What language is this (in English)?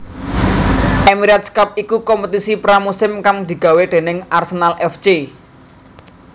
Javanese